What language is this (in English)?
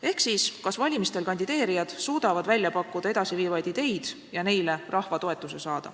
Estonian